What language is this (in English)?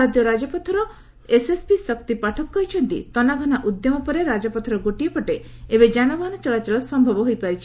Odia